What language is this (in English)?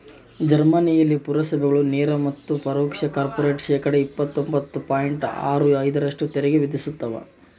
Kannada